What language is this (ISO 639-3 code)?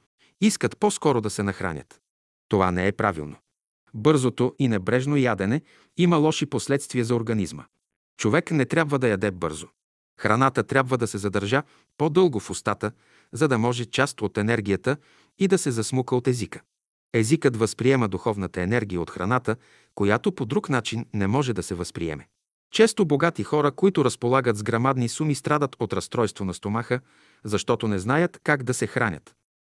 bul